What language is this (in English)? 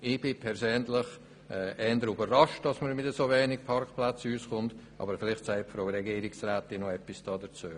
Swiss German